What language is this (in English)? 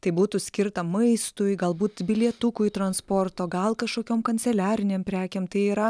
Lithuanian